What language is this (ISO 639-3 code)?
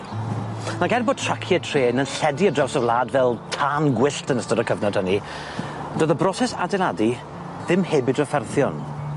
cym